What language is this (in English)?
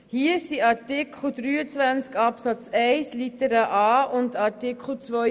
Swiss German